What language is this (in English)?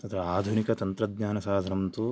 Sanskrit